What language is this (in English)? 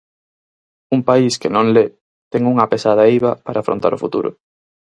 Galician